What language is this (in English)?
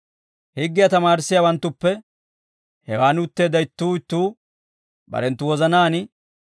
Dawro